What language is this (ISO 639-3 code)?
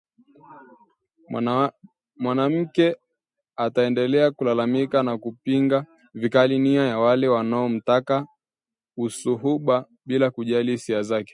swa